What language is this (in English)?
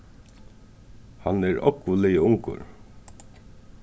Faroese